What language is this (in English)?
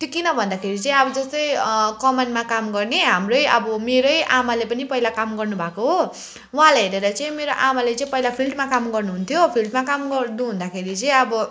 Nepali